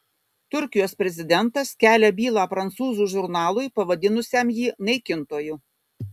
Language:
Lithuanian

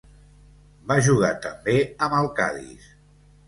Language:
Catalan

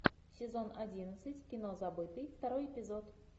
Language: Russian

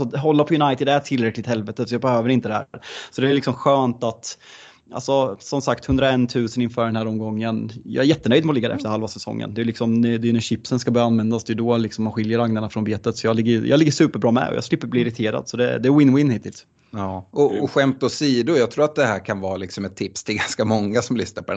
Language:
Swedish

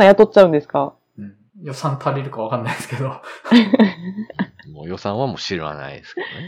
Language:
Japanese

